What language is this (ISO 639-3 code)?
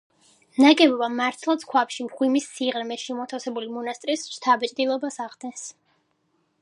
kat